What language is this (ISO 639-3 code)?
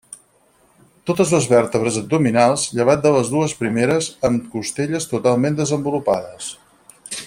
cat